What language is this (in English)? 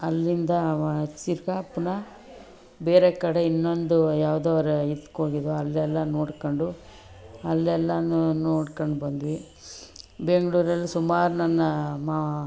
Kannada